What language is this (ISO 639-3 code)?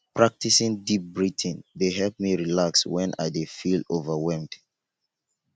pcm